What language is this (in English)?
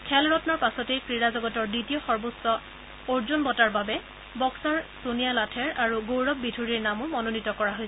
Assamese